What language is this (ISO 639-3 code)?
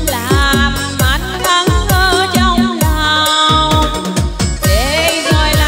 vie